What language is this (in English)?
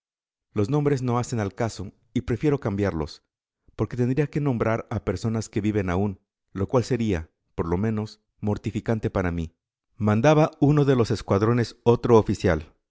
Spanish